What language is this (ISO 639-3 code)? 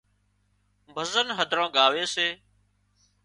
kxp